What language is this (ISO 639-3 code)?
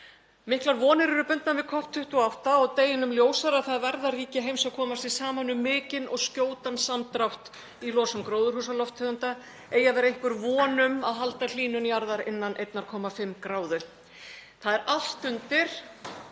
isl